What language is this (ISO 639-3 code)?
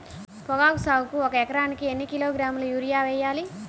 tel